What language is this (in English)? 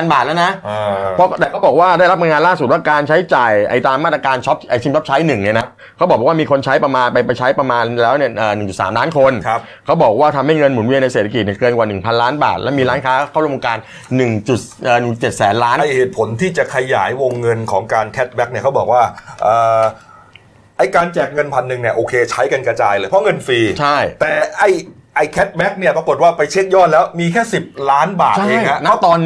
Thai